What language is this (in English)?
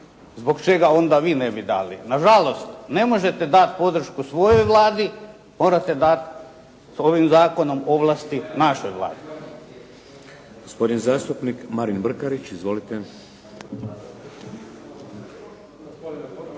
Croatian